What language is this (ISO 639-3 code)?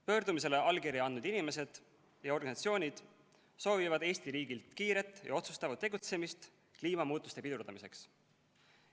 est